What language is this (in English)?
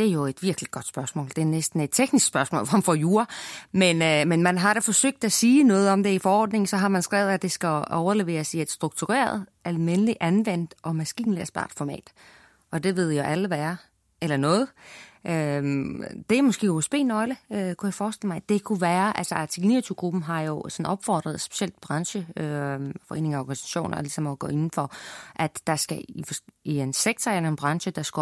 Danish